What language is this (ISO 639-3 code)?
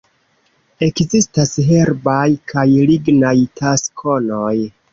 epo